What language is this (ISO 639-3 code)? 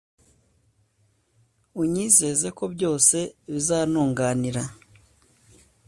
kin